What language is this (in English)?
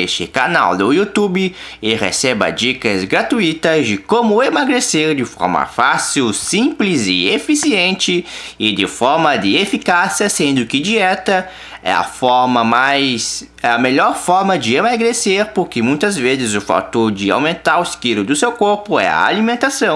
Portuguese